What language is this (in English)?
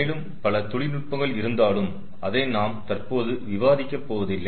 Tamil